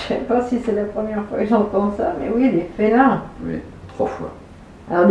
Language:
French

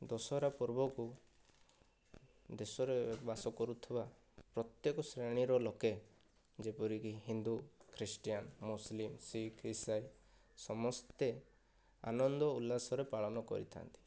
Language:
Odia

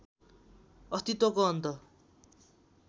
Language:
Nepali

